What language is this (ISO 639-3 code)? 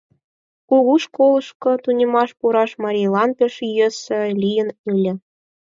chm